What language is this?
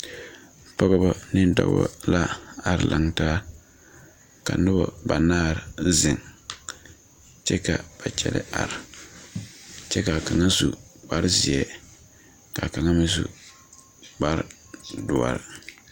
Southern Dagaare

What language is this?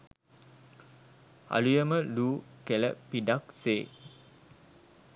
Sinhala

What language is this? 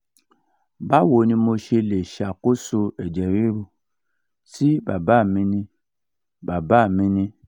Yoruba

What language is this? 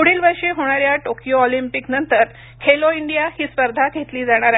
Marathi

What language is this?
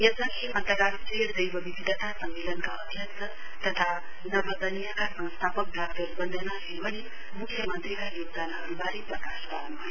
Nepali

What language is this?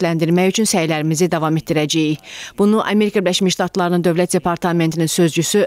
Turkish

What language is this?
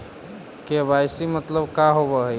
Magahi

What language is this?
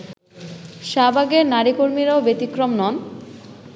Bangla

